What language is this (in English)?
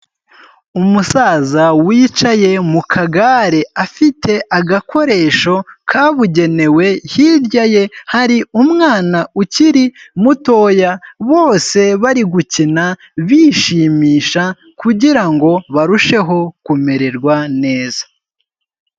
Kinyarwanda